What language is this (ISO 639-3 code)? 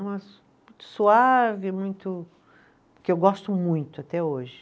por